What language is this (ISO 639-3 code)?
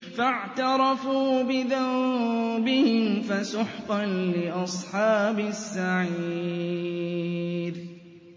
ara